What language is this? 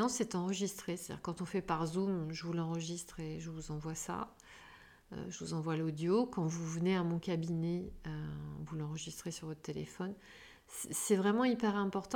French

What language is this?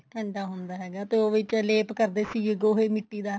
Punjabi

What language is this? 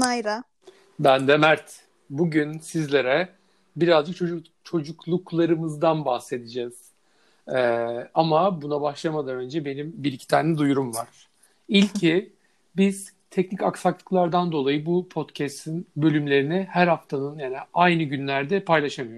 Turkish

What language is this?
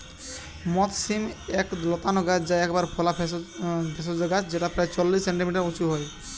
Bangla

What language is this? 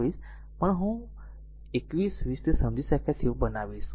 Gujarati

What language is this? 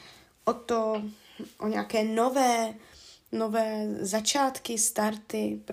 Czech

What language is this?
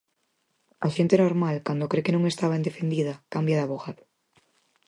Galician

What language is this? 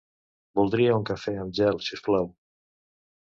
Catalan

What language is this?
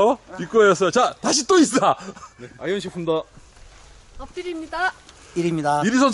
Korean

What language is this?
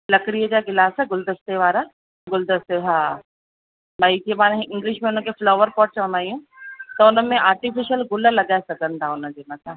Sindhi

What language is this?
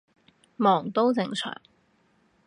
Cantonese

